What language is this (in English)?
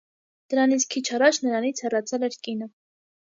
Armenian